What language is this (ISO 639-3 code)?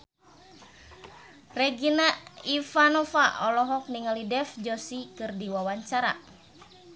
sun